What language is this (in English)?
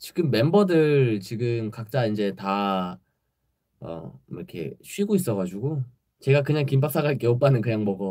Korean